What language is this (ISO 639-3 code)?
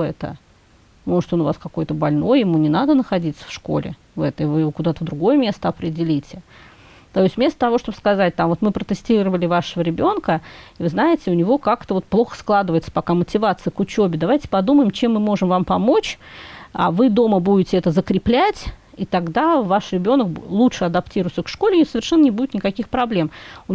rus